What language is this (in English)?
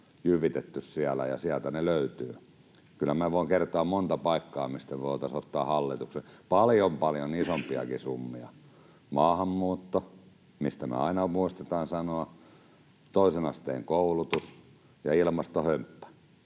Finnish